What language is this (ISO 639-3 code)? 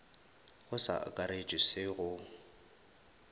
nso